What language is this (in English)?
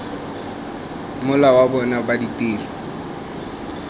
Tswana